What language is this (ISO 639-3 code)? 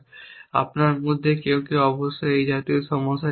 ben